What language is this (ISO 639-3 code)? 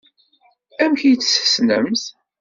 kab